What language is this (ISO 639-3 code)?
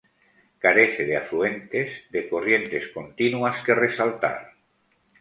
spa